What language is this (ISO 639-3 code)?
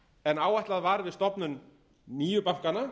isl